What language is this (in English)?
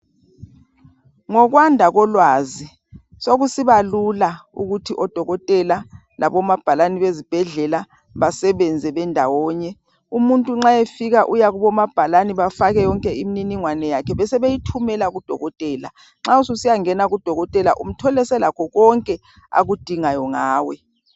North Ndebele